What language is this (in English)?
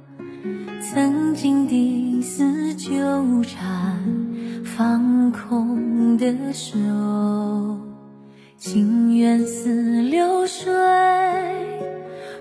Chinese